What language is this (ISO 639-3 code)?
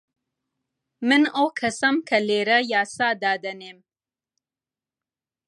ckb